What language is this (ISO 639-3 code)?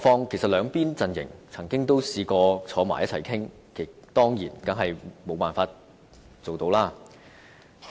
yue